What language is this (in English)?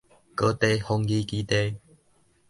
Min Nan Chinese